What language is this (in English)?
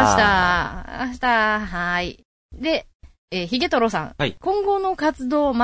Japanese